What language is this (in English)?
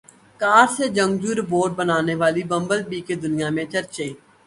Urdu